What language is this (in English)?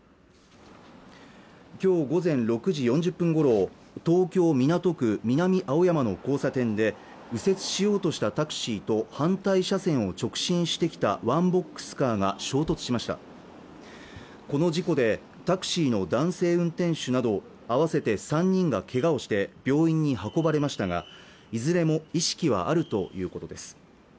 Japanese